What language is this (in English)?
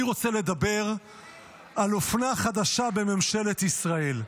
Hebrew